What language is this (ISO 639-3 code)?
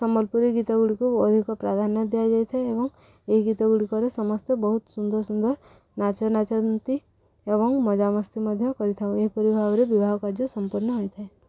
ori